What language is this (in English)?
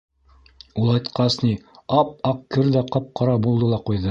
Bashkir